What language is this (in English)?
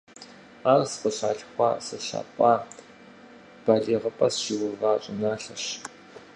Kabardian